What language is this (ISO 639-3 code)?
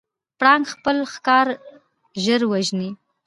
pus